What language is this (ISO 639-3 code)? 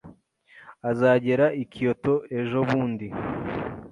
kin